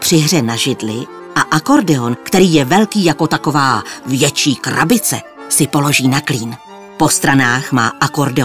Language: Czech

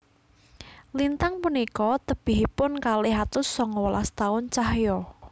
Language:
Javanese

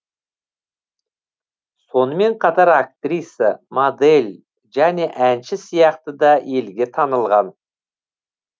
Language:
Kazakh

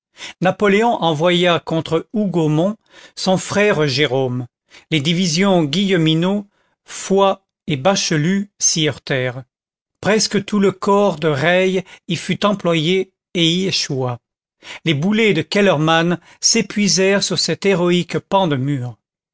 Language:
French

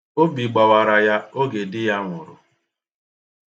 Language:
Igbo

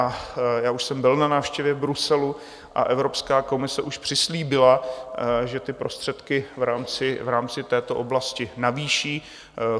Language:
Czech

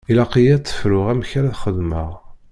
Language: Kabyle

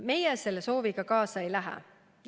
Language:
Estonian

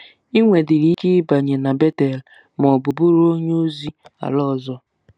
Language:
Igbo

